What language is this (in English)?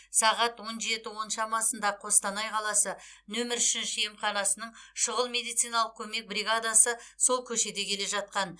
Kazakh